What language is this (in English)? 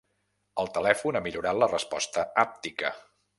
Catalan